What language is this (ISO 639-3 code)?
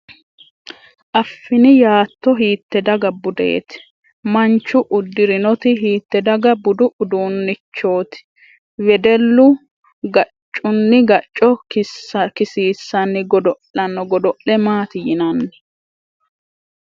sid